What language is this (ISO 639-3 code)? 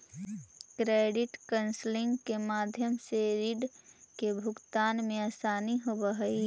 mag